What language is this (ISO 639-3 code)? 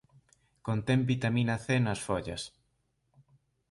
glg